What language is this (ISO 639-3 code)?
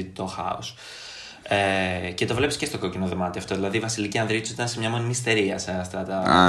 ell